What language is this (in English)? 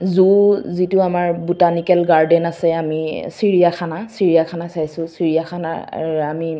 Assamese